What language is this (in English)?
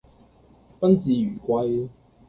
Cantonese